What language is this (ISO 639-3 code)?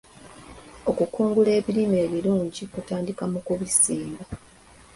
lug